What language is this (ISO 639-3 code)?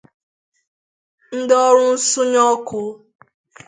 ibo